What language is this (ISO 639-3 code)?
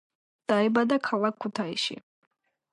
kat